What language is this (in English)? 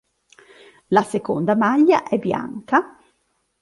Italian